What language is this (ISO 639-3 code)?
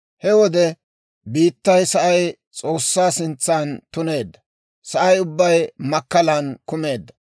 dwr